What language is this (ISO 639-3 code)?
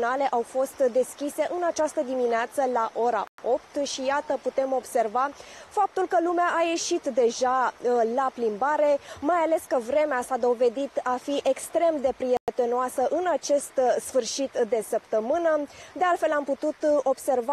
ron